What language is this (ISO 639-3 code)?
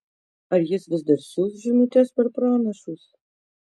lit